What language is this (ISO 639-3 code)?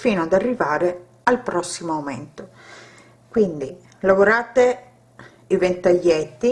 ita